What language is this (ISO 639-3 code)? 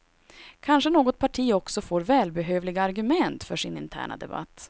swe